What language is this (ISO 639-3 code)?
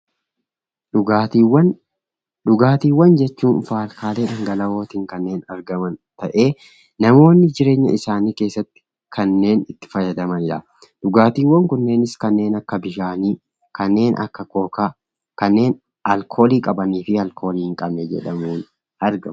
orm